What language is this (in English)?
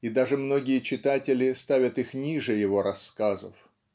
Russian